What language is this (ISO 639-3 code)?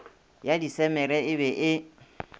nso